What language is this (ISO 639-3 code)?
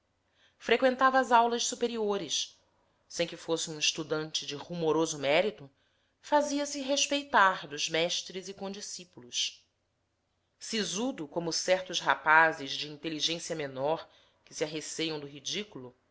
por